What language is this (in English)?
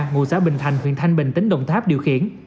Vietnamese